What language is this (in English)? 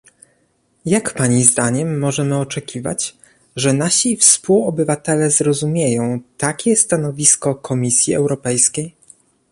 Polish